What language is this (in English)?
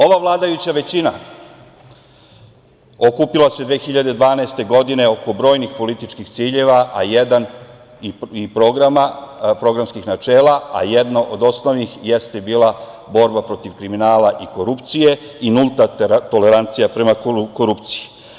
Serbian